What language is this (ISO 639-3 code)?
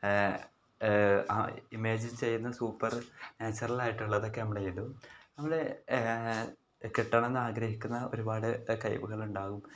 mal